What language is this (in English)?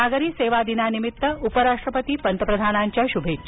Marathi